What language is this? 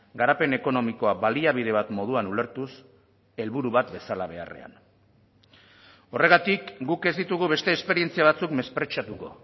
Basque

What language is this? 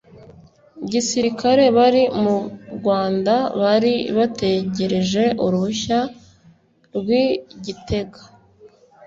Kinyarwanda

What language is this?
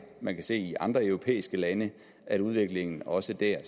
Danish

